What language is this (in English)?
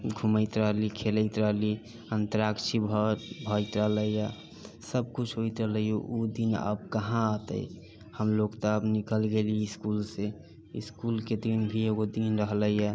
Maithili